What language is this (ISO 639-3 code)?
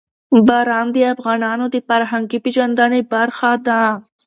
pus